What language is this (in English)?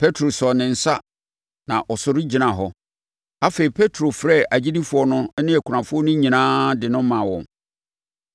Akan